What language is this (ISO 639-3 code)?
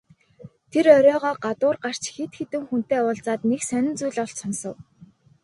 mon